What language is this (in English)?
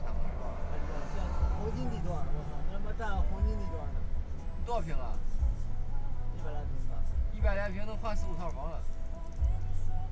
Chinese